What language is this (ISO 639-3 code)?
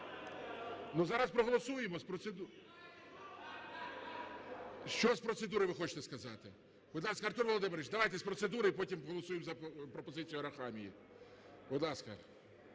ukr